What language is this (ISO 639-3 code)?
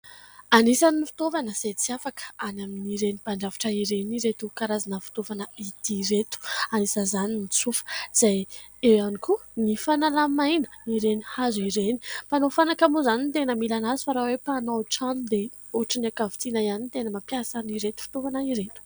mlg